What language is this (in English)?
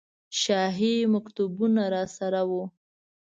Pashto